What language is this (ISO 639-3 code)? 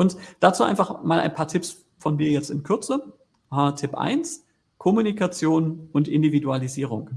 deu